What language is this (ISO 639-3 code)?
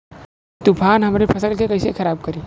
bho